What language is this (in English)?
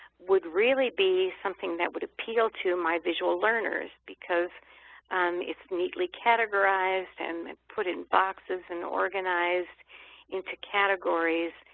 English